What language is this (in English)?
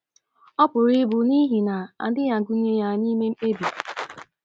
Igbo